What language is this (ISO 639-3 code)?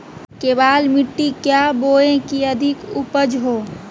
mag